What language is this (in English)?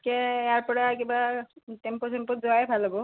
Assamese